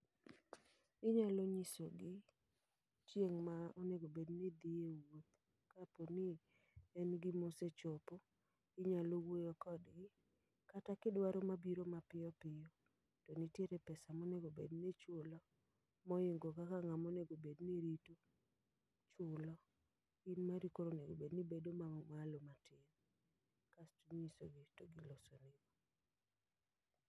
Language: Luo (Kenya and Tanzania)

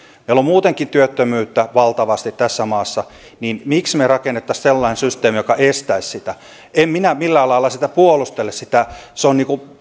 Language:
Finnish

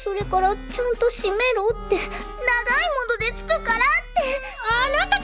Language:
Japanese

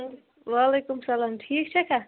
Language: Kashmiri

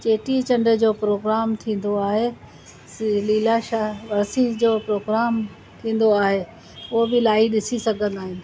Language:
Sindhi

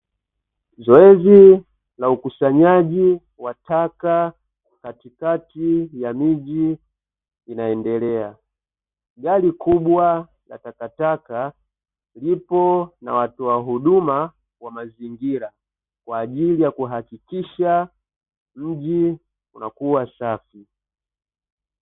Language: Swahili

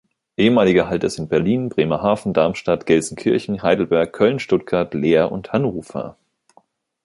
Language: German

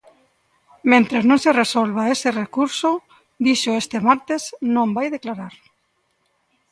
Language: Galician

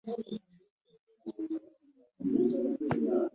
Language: Ganda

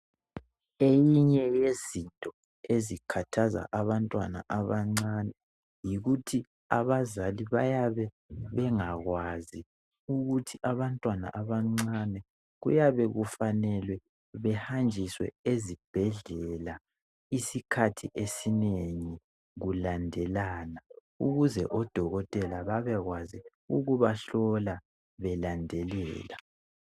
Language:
North Ndebele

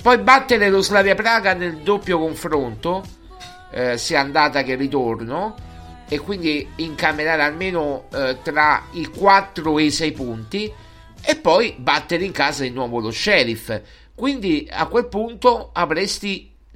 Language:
Italian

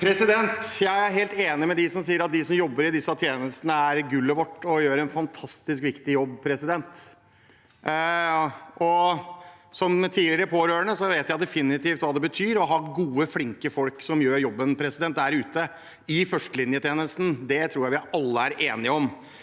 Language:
Norwegian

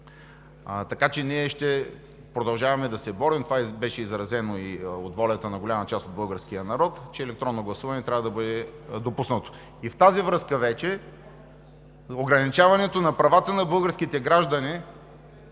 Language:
Bulgarian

